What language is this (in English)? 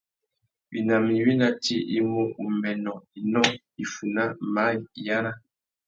Tuki